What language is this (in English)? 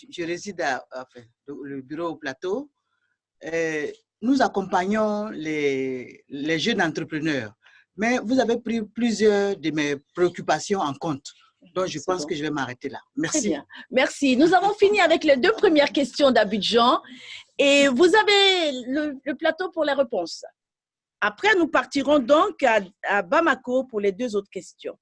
French